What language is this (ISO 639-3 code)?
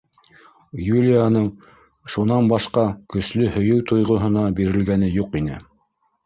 bak